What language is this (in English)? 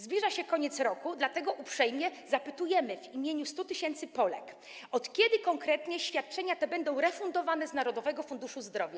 Polish